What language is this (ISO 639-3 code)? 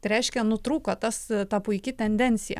lit